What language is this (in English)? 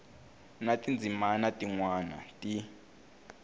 Tsonga